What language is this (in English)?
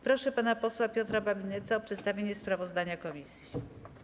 Polish